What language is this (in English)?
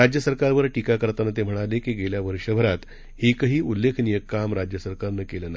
Marathi